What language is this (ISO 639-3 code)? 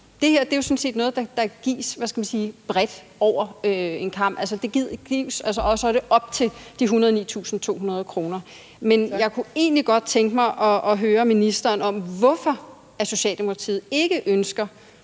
dan